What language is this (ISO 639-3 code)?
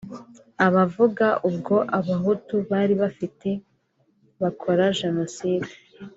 kin